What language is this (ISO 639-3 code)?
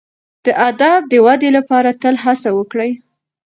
pus